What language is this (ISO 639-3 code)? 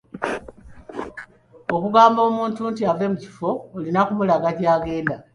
lug